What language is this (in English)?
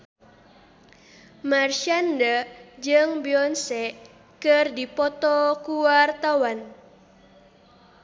Sundanese